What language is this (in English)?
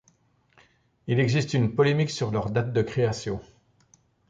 French